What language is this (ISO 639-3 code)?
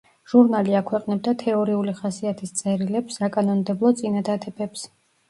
kat